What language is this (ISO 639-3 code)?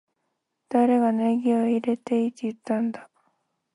jpn